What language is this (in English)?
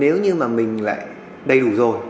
Vietnamese